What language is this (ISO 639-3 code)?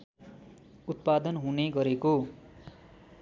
nep